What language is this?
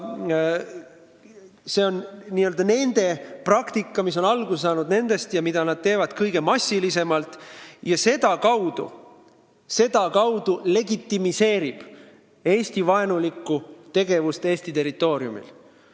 Estonian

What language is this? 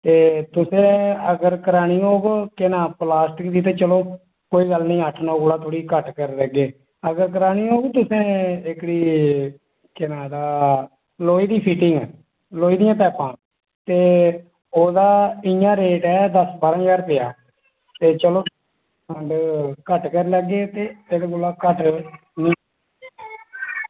Dogri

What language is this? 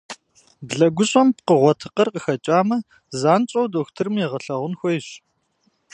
Kabardian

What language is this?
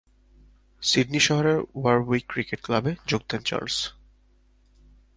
Bangla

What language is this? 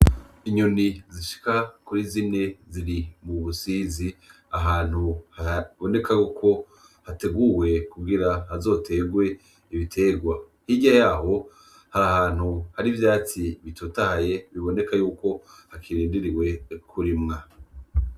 Rundi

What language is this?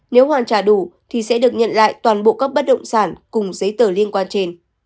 Vietnamese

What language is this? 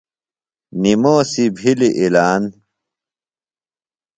Phalura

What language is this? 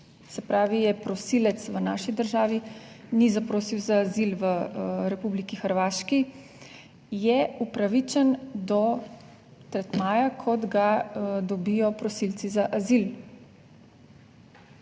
Slovenian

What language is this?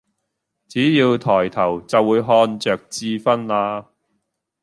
Cantonese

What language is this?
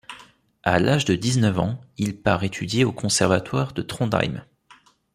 French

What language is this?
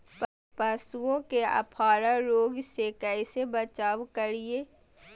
Magahi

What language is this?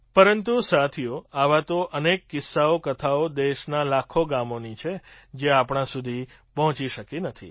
Gujarati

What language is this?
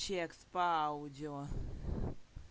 Russian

